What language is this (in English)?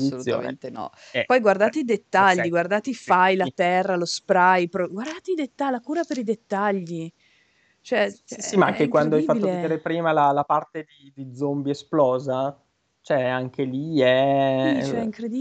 Italian